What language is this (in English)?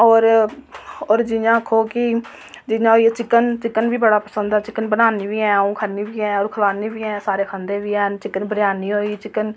Dogri